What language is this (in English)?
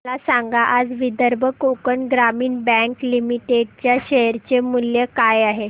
Marathi